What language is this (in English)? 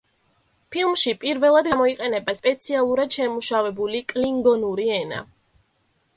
Georgian